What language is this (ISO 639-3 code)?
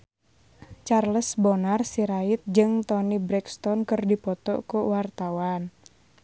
sun